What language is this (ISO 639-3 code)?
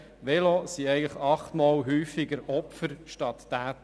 gsw